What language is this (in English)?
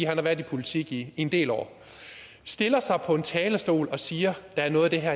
Danish